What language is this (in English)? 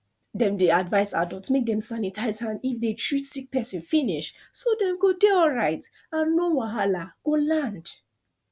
Nigerian Pidgin